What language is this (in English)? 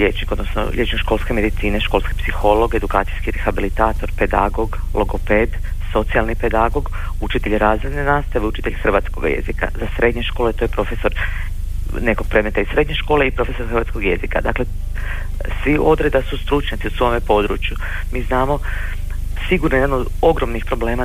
Croatian